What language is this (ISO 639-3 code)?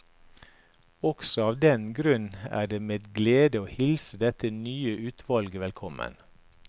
nor